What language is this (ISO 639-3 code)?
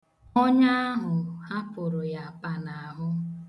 ibo